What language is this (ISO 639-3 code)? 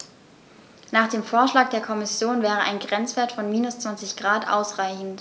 deu